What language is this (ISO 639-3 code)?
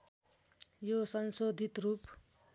nep